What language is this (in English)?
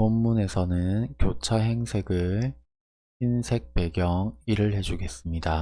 Korean